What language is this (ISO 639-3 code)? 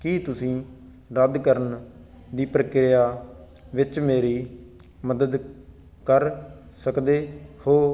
pan